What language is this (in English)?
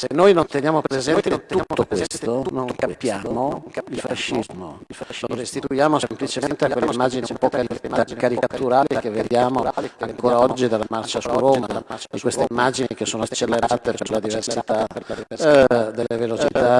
Italian